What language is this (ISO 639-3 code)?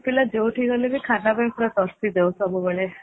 ori